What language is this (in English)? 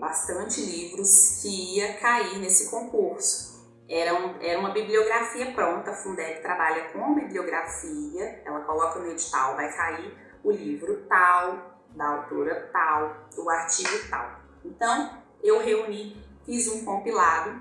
Portuguese